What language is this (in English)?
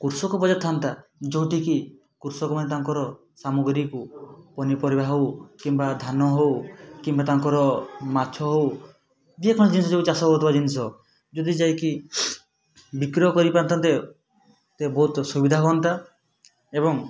Odia